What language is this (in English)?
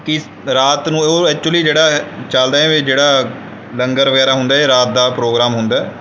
Punjabi